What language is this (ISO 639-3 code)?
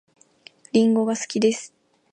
jpn